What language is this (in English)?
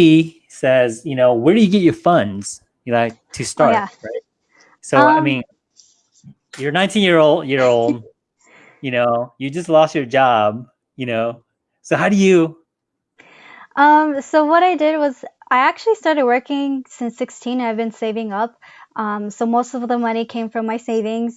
English